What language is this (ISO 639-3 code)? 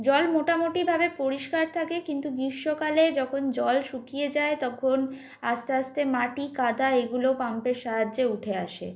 ben